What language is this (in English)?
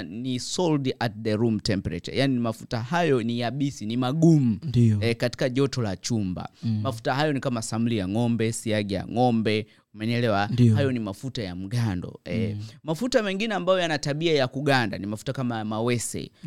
Swahili